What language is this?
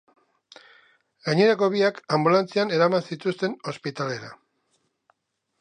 Basque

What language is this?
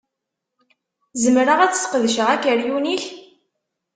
Kabyle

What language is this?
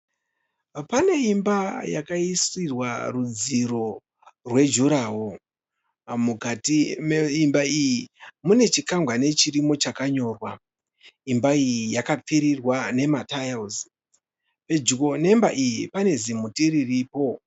Shona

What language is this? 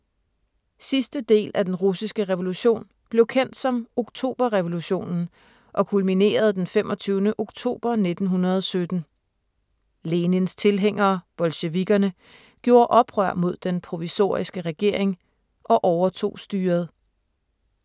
Danish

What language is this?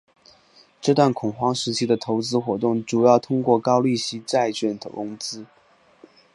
Chinese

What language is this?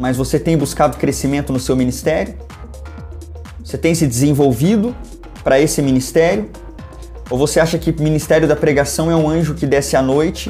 Portuguese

